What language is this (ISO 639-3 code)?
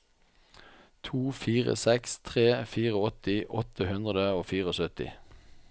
nor